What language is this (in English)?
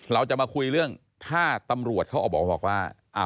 Thai